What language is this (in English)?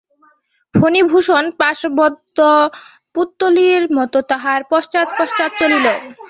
Bangla